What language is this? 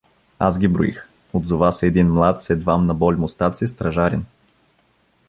Bulgarian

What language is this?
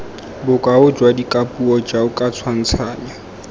Tswana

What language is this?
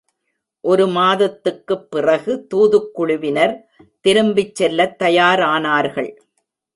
Tamil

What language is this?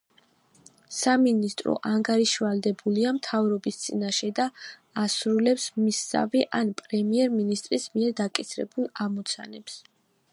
Georgian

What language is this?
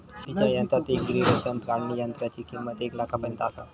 Marathi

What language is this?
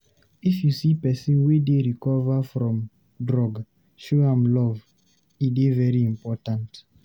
Nigerian Pidgin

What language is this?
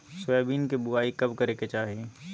Magahi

